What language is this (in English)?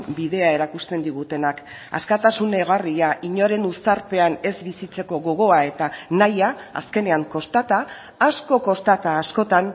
Basque